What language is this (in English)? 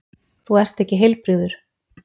Icelandic